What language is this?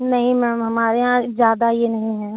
Hindi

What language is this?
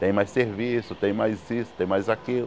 Portuguese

